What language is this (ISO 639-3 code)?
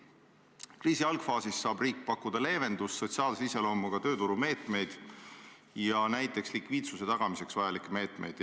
est